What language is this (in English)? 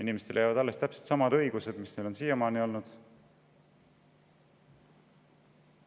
Estonian